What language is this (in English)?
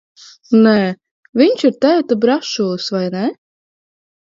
Latvian